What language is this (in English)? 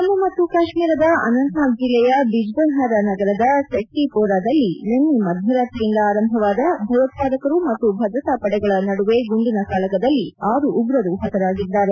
Kannada